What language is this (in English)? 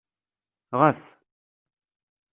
Kabyle